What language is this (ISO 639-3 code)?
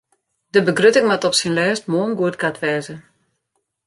fry